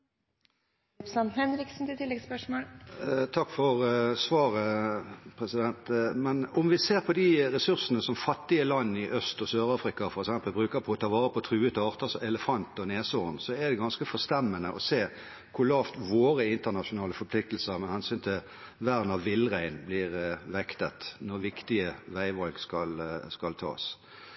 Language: Norwegian Bokmål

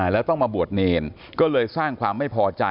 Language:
Thai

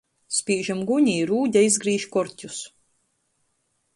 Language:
Latgalian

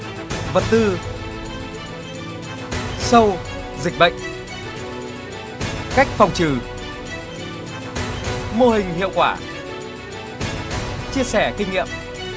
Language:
Vietnamese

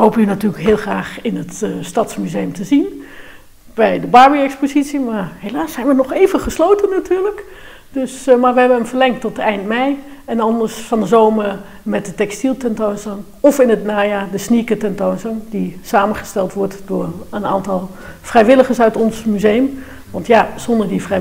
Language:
Dutch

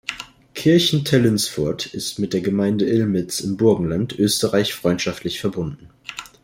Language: German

